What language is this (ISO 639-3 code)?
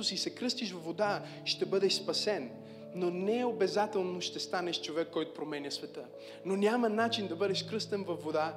bul